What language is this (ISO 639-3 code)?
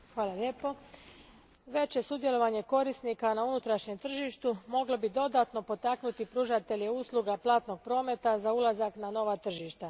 hrv